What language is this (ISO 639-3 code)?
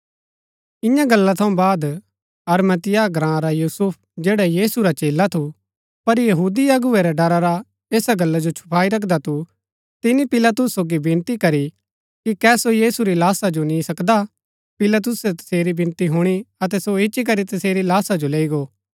gbk